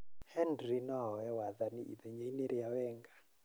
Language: Kikuyu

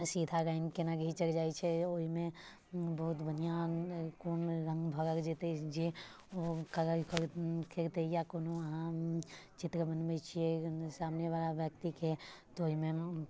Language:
Maithili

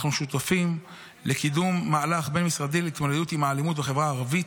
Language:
Hebrew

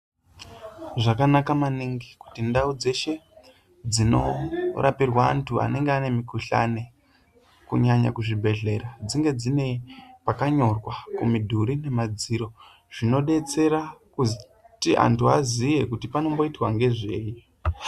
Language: Ndau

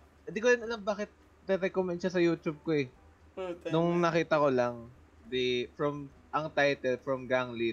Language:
Filipino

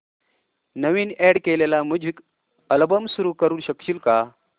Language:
Marathi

